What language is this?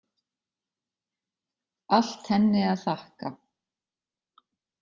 Icelandic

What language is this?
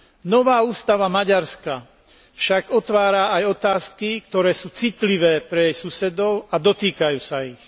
Slovak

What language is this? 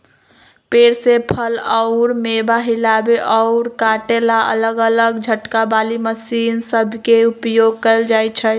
Magahi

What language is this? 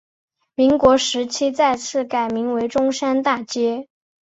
Chinese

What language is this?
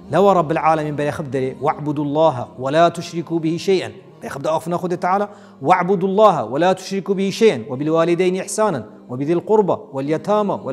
Arabic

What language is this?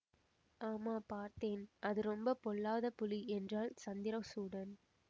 Tamil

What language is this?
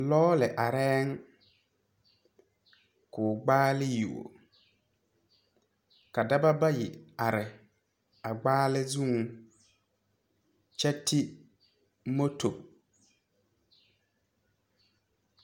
Southern Dagaare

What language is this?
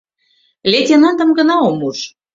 Mari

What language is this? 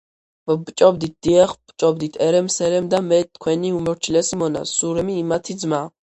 Georgian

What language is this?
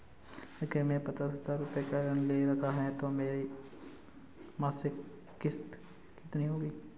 Hindi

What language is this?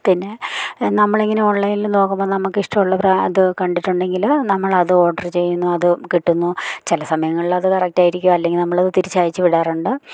Malayalam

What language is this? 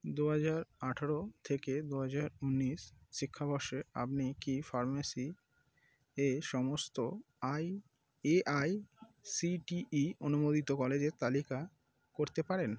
Bangla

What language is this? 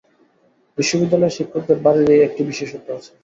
Bangla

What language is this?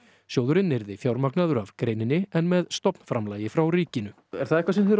Icelandic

